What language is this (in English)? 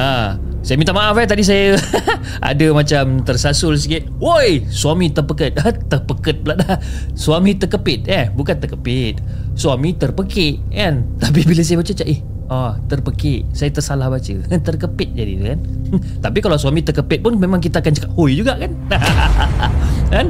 Malay